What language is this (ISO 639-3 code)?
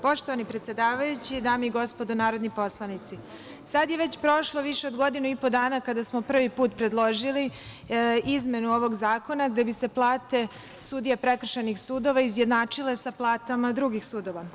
srp